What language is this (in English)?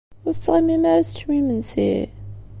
Kabyle